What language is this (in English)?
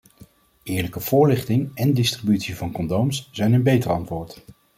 Dutch